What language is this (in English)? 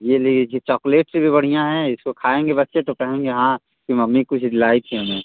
Hindi